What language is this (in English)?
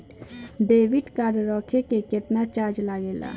Bhojpuri